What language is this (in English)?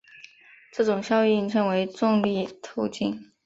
Chinese